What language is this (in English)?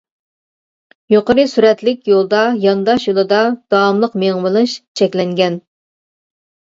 Uyghur